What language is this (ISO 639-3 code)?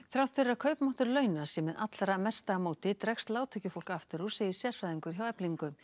isl